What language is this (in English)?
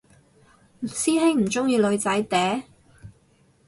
Cantonese